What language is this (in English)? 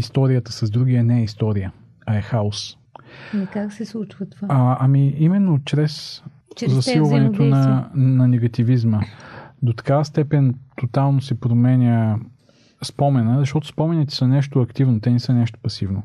Bulgarian